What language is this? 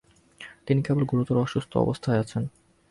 Bangla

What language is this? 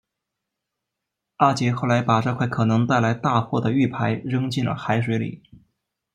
Chinese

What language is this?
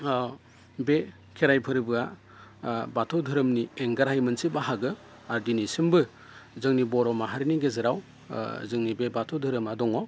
Bodo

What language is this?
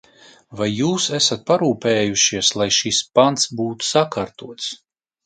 Latvian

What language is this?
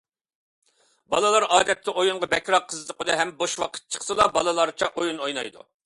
Uyghur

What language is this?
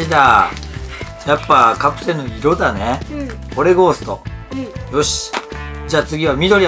Japanese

